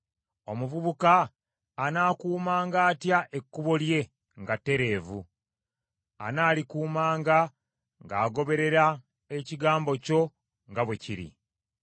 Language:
Ganda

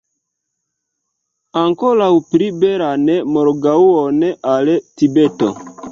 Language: Esperanto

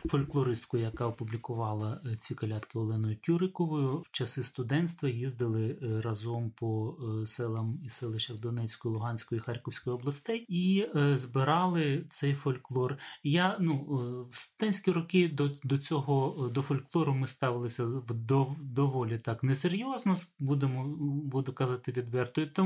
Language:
Ukrainian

